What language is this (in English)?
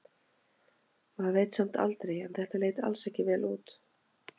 Icelandic